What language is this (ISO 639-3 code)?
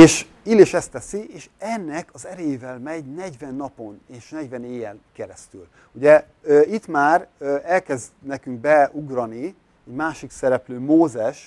hun